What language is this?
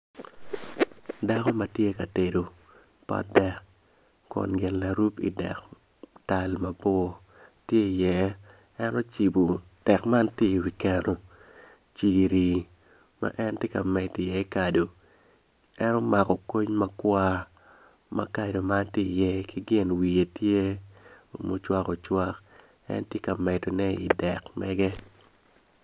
Acoli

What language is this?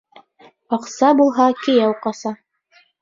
Bashkir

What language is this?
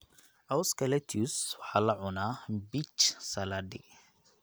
Somali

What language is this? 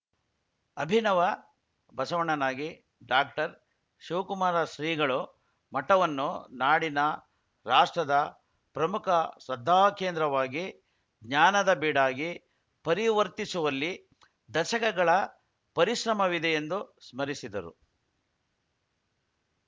Kannada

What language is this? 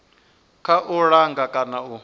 Venda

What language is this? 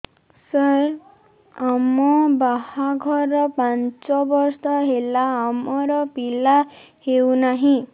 Odia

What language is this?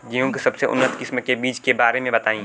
Bhojpuri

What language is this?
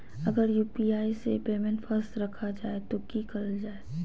Magahi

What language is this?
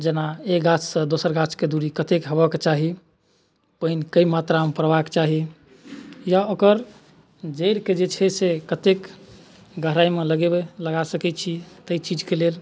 Maithili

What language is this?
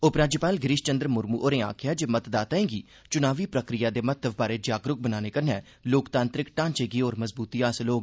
Dogri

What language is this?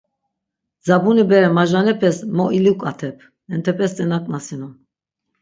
Laz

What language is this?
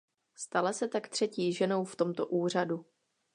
Czech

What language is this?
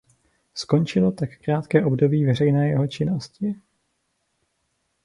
Czech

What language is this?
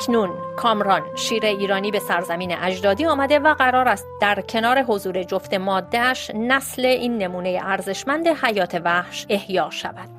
Persian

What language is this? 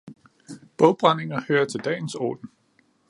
Danish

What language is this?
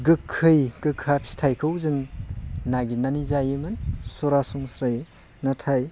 Bodo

